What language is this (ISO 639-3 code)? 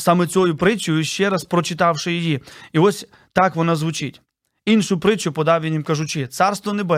ukr